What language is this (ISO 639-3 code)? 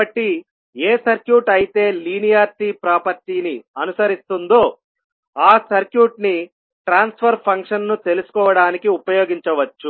tel